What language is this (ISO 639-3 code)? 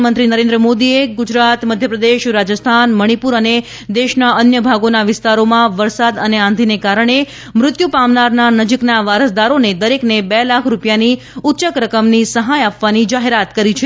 guj